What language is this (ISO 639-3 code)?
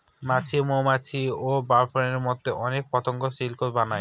ben